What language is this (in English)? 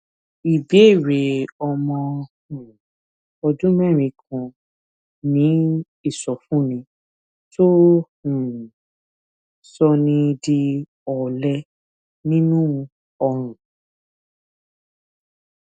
Yoruba